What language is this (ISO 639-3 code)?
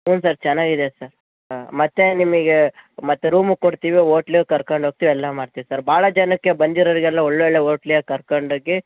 kan